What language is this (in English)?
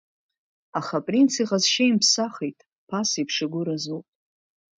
Abkhazian